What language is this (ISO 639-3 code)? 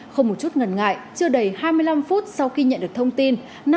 vie